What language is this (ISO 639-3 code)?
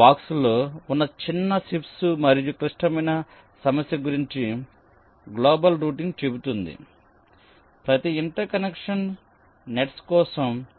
tel